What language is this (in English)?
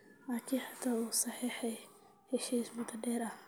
Somali